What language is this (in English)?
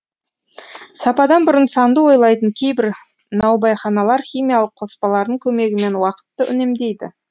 Kazakh